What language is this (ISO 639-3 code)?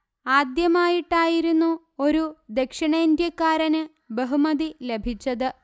mal